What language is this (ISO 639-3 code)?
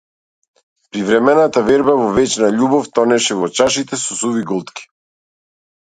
mkd